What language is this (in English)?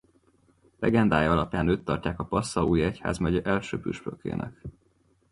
Hungarian